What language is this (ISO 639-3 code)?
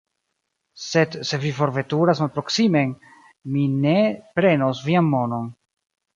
epo